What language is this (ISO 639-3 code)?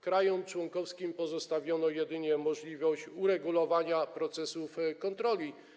pol